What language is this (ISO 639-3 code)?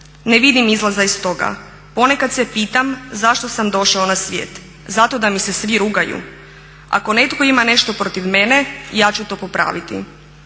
hrv